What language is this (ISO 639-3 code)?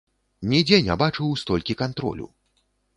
bel